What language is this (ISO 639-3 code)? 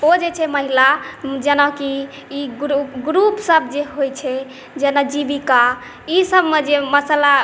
mai